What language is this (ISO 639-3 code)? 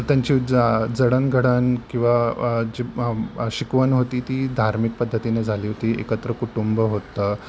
mar